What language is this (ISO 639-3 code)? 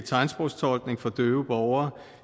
dan